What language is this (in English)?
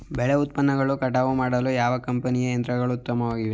Kannada